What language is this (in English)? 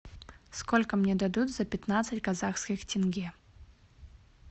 Russian